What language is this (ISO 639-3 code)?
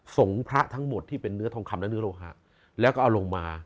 tha